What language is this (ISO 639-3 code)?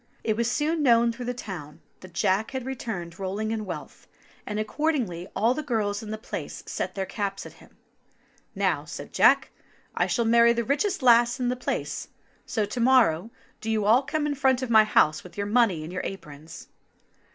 eng